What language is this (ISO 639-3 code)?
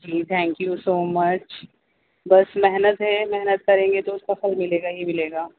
urd